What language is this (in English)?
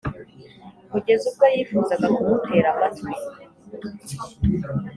Kinyarwanda